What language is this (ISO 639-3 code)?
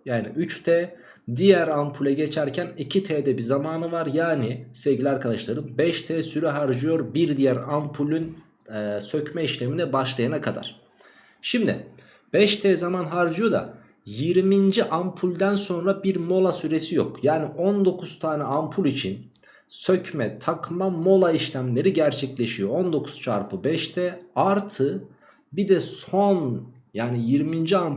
tur